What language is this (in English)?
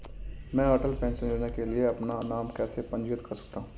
Hindi